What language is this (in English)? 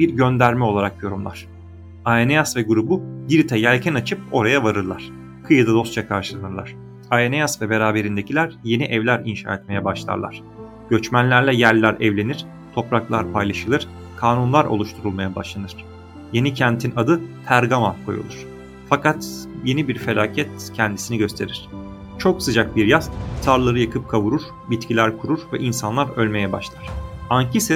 Turkish